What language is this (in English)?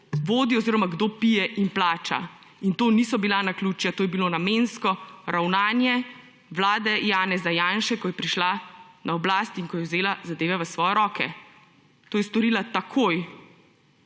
Slovenian